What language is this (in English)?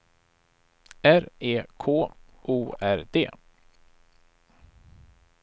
Swedish